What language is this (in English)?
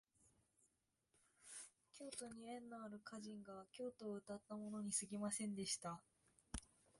Japanese